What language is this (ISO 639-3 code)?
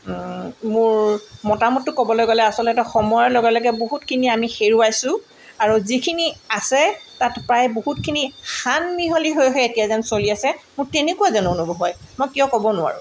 asm